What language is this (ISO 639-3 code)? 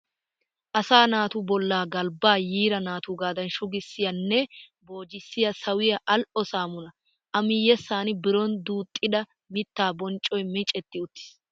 wal